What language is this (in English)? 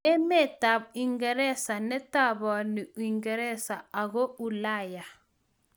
Kalenjin